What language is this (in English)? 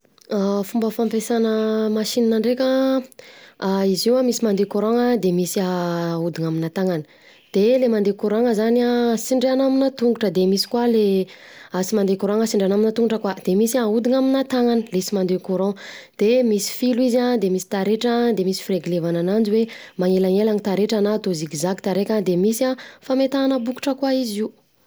Southern Betsimisaraka Malagasy